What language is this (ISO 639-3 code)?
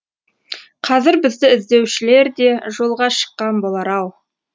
kaz